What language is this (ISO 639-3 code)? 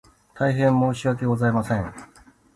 jpn